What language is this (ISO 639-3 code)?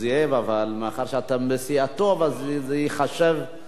heb